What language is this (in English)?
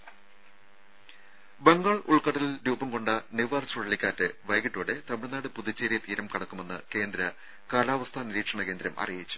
Malayalam